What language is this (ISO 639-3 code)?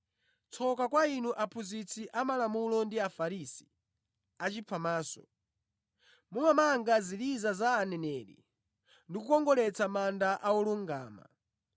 nya